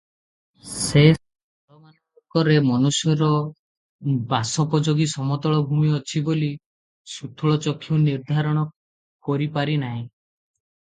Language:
Odia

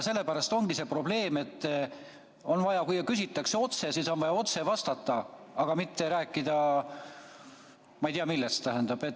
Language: Estonian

